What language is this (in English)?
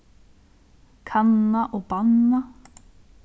Faroese